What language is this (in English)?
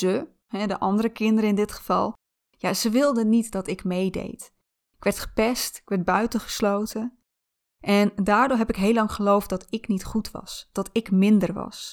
Dutch